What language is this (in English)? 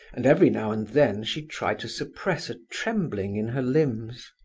English